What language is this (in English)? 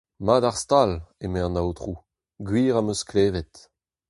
Breton